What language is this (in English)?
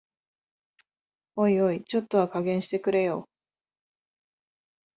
Japanese